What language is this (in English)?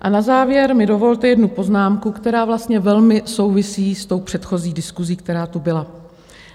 Czech